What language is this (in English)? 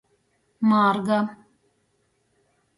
Latgalian